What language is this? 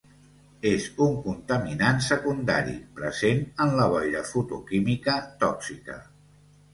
Catalan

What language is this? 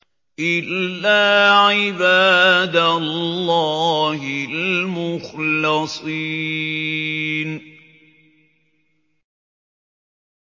Arabic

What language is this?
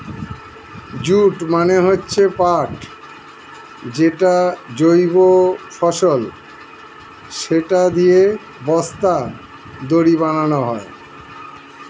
Bangla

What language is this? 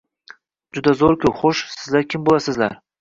Uzbek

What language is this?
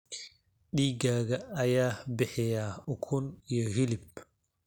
Somali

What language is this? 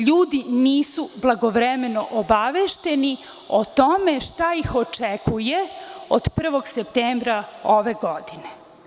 Serbian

